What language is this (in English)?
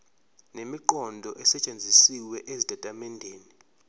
Zulu